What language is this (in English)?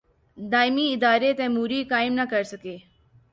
Urdu